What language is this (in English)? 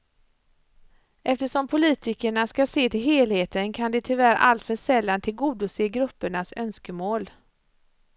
Swedish